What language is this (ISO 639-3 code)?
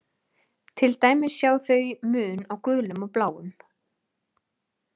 isl